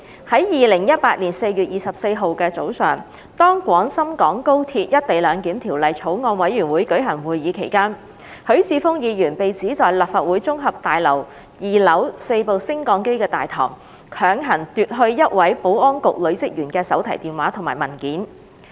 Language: Cantonese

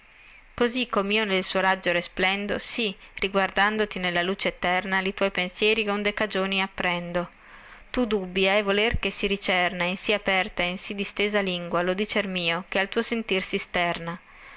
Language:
Italian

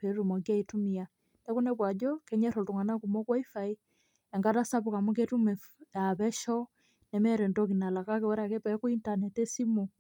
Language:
Masai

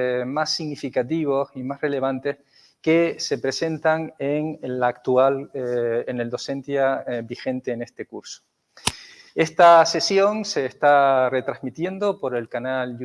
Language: Spanish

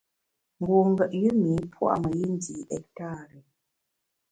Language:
Bamun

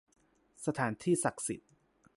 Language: Thai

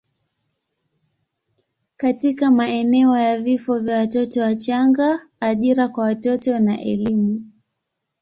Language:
Swahili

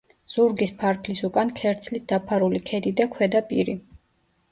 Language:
Georgian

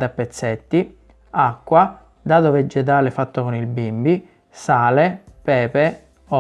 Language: Italian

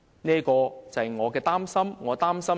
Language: Cantonese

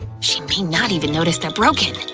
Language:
English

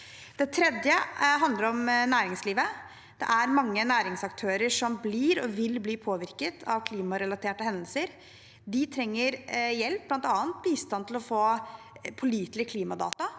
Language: Norwegian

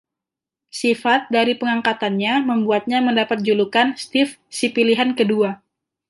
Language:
Indonesian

